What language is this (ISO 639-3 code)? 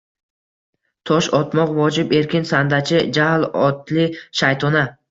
uzb